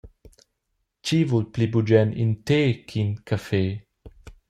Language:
Romansh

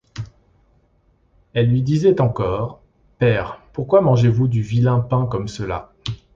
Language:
French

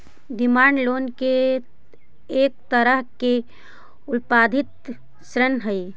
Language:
Magahi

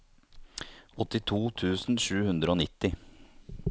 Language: Norwegian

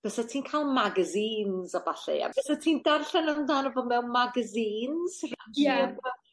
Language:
Welsh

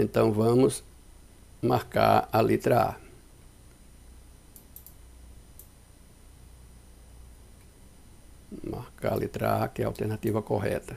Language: Portuguese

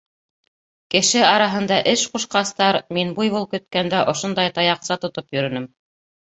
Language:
Bashkir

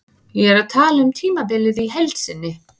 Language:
Icelandic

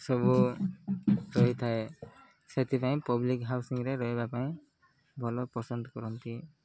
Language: Odia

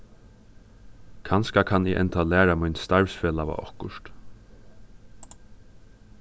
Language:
Faroese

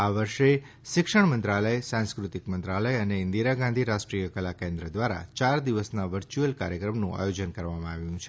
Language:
Gujarati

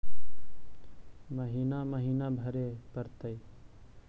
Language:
Magahi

